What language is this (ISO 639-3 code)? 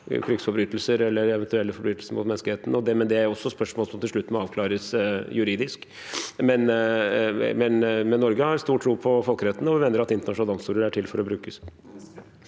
nor